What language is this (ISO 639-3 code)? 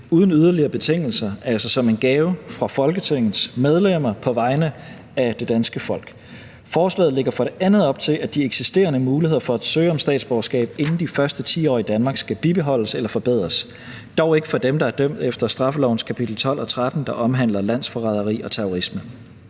dan